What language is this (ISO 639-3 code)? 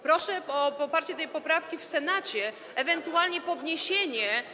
pol